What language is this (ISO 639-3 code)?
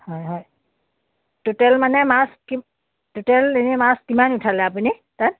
asm